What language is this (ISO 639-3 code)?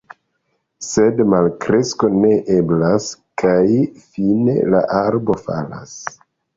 epo